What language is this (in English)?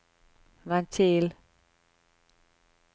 Norwegian